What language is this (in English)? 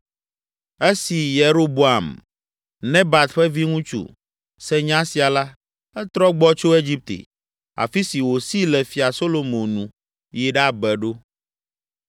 Ewe